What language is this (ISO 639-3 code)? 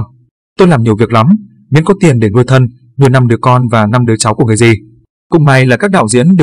vie